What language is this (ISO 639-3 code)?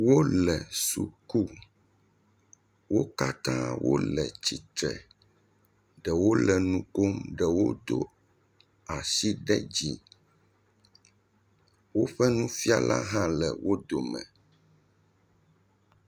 ewe